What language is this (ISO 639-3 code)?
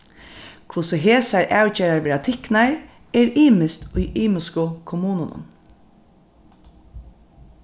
fao